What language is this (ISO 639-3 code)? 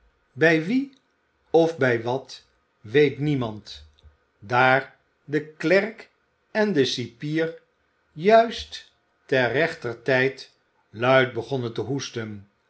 nld